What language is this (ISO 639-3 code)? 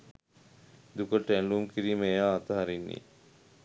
sin